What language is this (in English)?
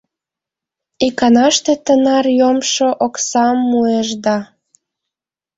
Mari